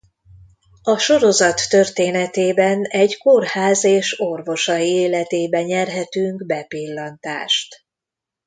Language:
Hungarian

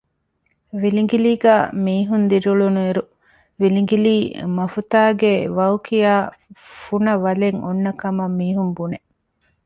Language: Divehi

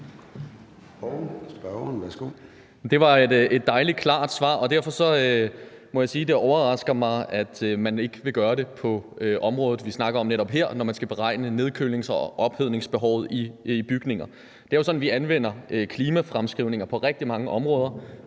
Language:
Danish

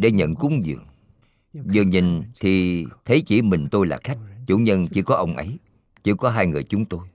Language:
Vietnamese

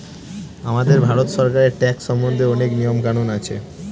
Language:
Bangla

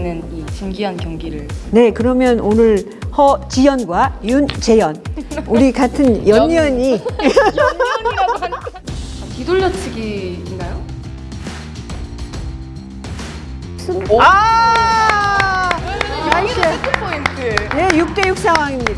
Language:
Korean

